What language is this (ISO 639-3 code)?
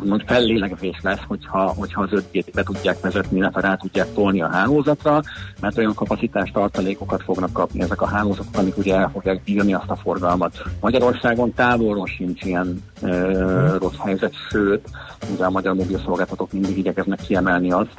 hun